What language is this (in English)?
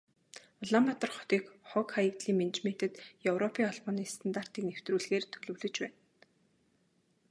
Mongolian